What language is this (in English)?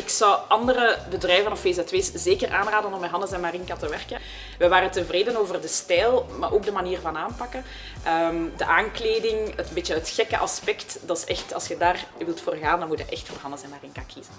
Dutch